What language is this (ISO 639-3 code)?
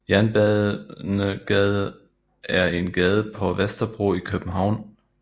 dan